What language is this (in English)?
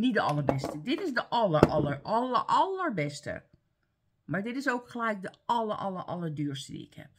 Dutch